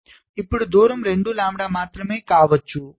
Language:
Telugu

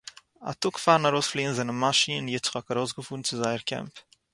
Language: Yiddish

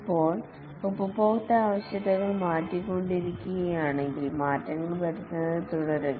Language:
Malayalam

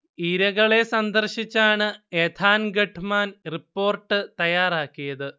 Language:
Malayalam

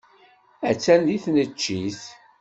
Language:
Kabyle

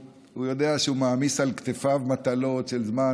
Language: Hebrew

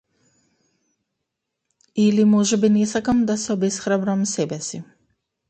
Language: Macedonian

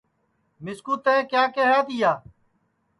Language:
Sansi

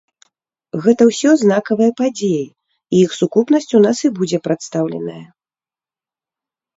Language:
Belarusian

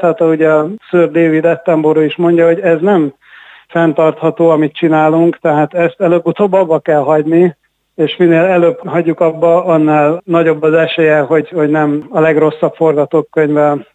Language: Hungarian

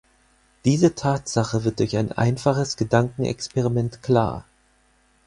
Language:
German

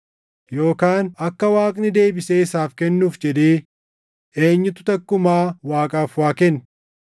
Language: Oromo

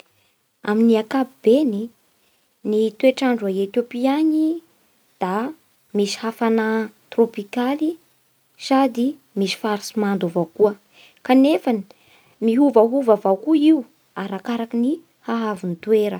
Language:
Bara Malagasy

